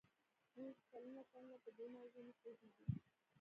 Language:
Pashto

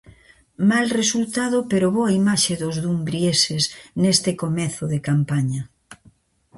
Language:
Galician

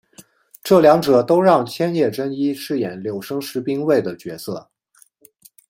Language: Chinese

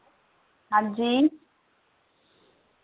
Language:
Dogri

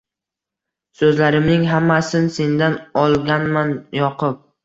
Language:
Uzbek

